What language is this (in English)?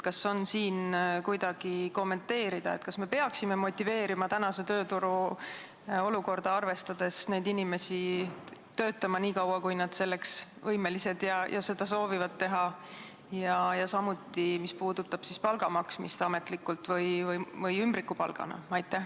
Estonian